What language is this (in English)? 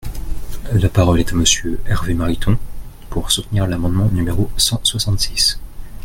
French